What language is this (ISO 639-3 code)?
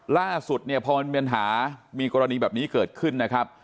tha